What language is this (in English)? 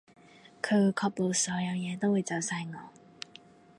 Cantonese